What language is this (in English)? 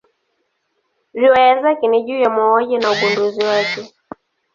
Swahili